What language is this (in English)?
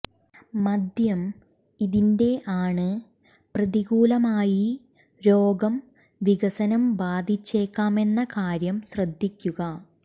Malayalam